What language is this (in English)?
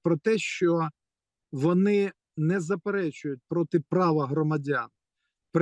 Ukrainian